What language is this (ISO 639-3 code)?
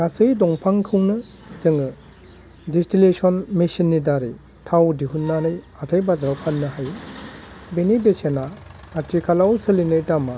brx